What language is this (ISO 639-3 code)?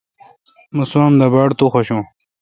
xka